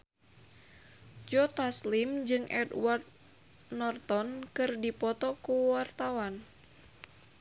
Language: Sundanese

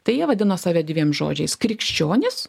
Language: Lithuanian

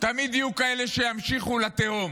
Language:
Hebrew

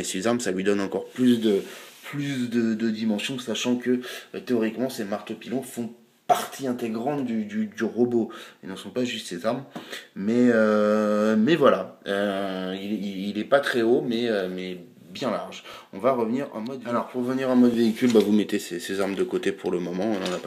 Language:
French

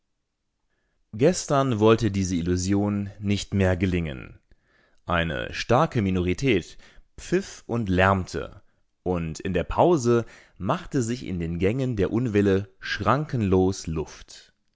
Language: German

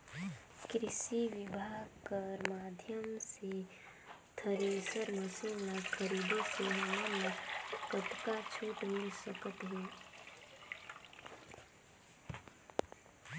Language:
Chhattisgarhi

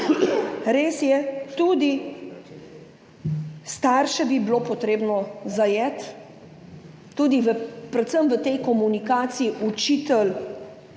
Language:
Slovenian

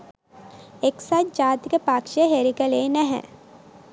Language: Sinhala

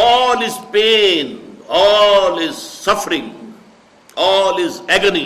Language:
Urdu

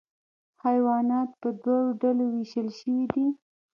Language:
Pashto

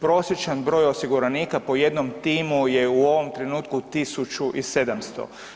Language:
Croatian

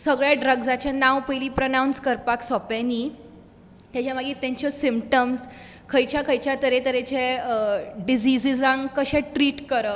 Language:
Konkani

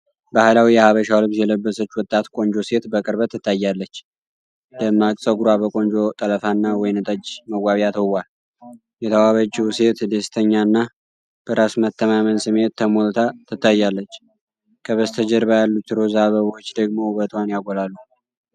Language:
Amharic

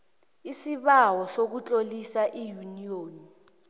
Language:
South Ndebele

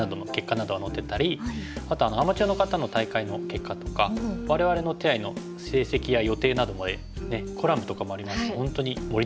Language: Japanese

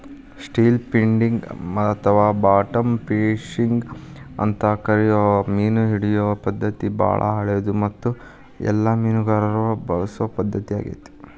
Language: Kannada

